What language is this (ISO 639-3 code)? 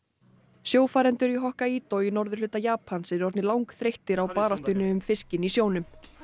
isl